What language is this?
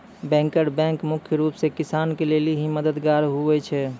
Maithili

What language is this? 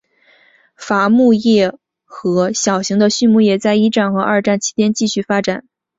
Chinese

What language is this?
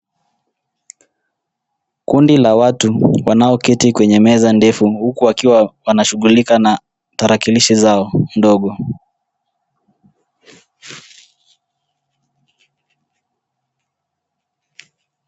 Swahili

